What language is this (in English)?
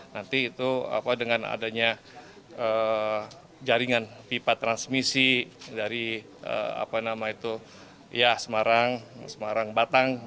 Indonesian